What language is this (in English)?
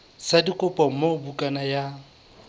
Southern Sotho